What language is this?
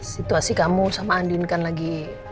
Indonesian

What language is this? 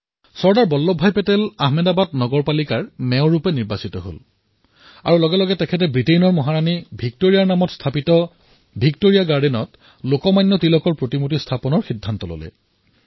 Assamese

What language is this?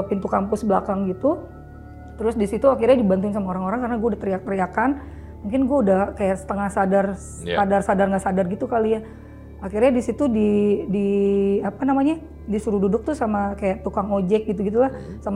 Indonesian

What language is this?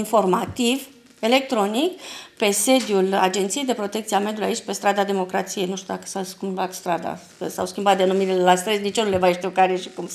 Romanian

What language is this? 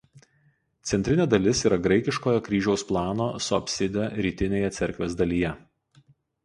Lithuanian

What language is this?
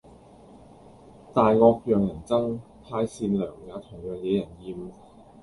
Cantonese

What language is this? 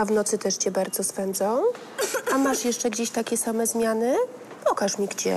Polish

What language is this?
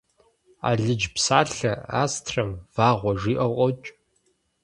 Kabardian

